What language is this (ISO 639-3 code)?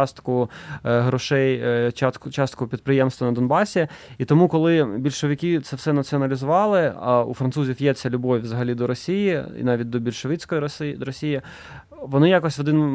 ukr